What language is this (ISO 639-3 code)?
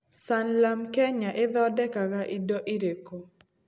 kik